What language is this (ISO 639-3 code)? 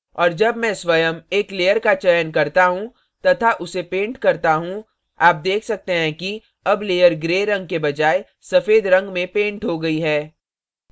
hin